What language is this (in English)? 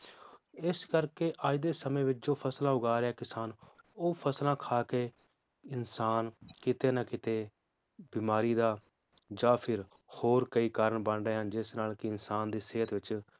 Punjabi